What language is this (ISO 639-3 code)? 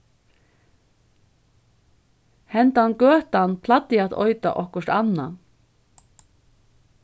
fao